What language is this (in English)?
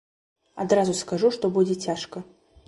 Belarusian